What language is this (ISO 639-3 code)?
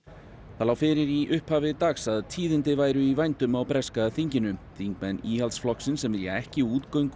isl